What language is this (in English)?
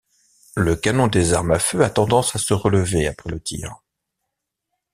French